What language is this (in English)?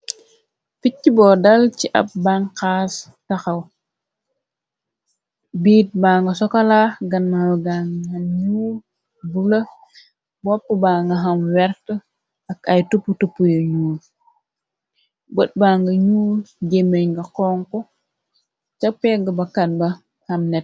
Wolof